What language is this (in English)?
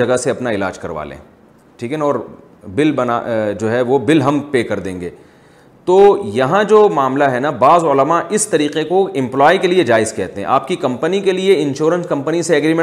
Urdu